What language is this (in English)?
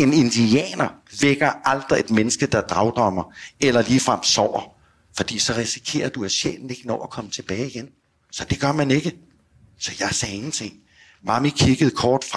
Danish